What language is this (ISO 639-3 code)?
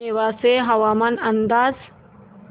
mar